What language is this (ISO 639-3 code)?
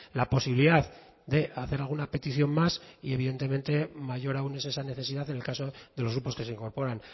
spa